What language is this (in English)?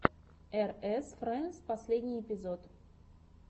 Russian